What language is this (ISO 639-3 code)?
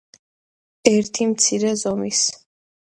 kat